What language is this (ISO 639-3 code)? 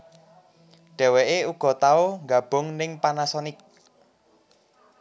jav